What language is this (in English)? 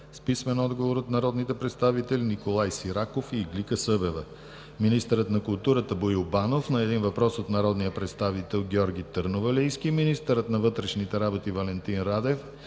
Bulgarian